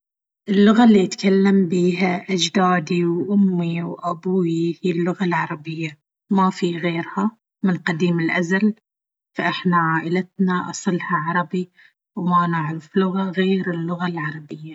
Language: Baharna Arabic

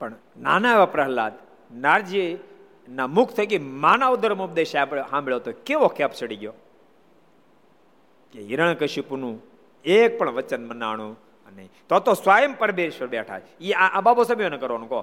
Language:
Gujarati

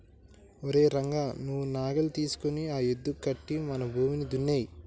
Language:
Telugu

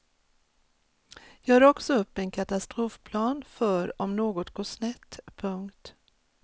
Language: Swedish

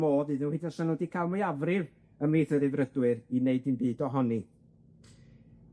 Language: Welsh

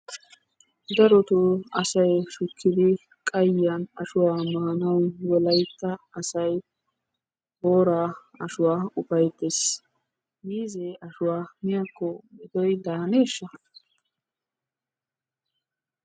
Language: Wolaytta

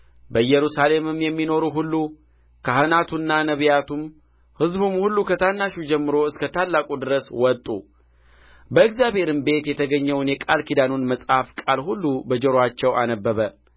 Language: Amharic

